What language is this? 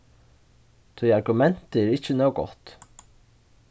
Faroese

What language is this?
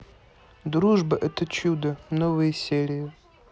Russian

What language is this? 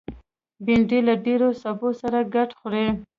Pashto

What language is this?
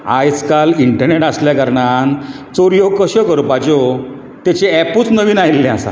Konkani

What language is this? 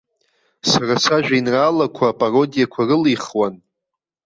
Abkhazian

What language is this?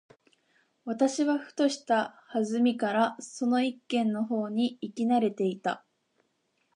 Japanese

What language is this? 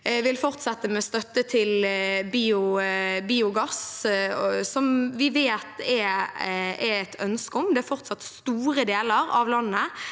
Norwegian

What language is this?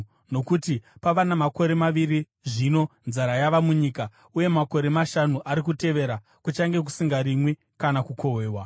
Shona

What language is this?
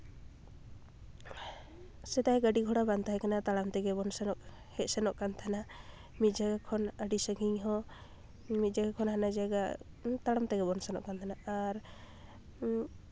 Santali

